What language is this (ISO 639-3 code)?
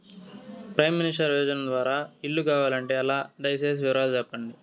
tel